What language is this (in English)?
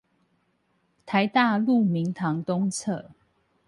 Chinese